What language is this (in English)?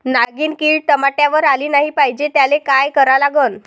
Marathi